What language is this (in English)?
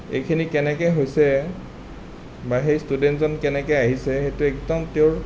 Assamese